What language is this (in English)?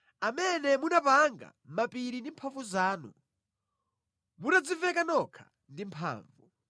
Nyanja